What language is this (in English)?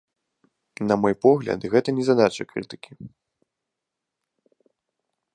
Belarusian